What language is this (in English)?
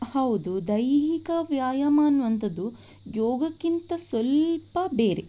Kannada